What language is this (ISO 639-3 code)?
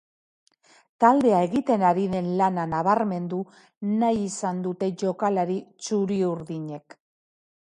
eus